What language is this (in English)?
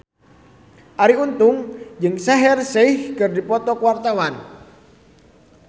Sundanese